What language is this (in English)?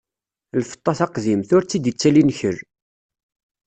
Kabyle